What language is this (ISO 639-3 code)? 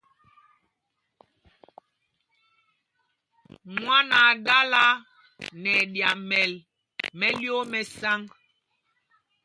mgg